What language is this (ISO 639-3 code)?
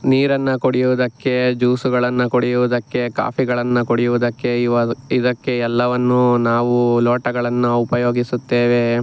kan